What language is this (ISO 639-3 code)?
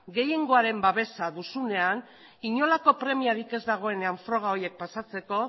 eus